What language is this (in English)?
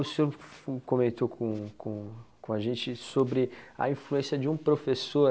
Portuguese